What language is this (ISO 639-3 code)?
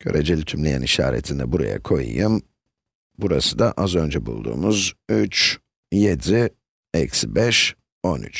tur